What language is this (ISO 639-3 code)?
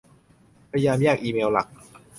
tha